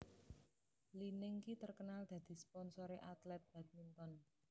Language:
Javanese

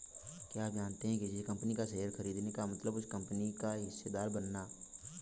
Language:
Hindi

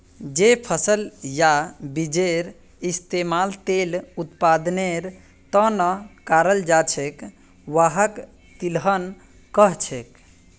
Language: Magahi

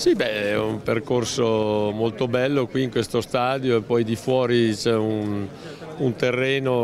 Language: Italian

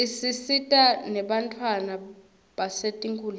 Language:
Swati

